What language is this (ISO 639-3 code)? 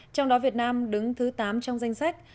vie